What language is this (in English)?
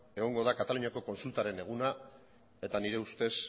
Basque